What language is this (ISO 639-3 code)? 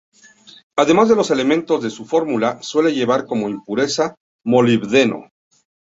spa